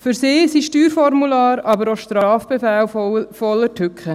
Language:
Swiss German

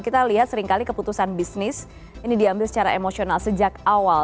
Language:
Indonesian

